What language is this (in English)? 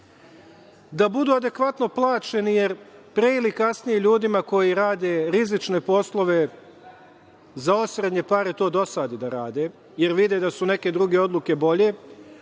Serbian